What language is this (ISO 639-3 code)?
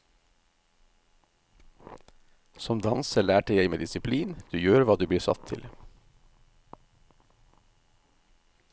nor